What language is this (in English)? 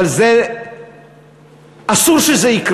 Hebrew